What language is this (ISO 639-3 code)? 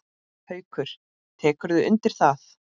isl